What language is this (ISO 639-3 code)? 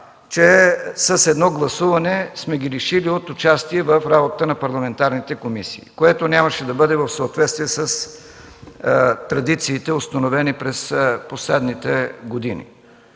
bul